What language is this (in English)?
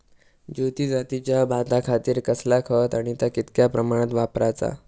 Marathi